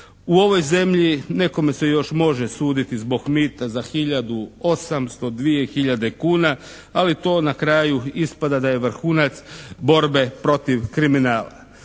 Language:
Croatian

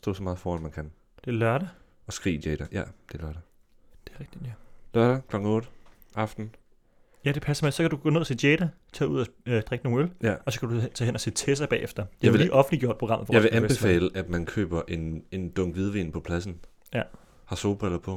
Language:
Danish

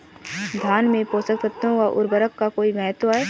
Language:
Hindi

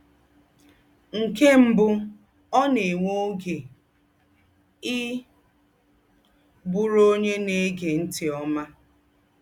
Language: Igbo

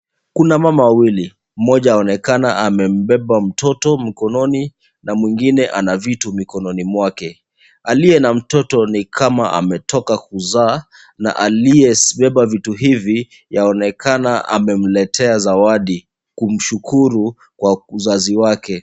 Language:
Swahili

